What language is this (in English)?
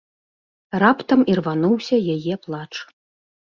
Belarusian